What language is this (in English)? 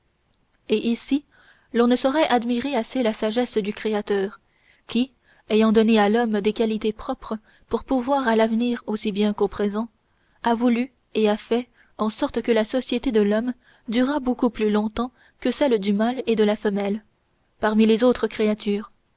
French